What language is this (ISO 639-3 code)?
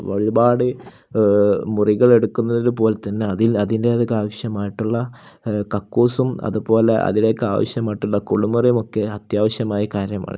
mal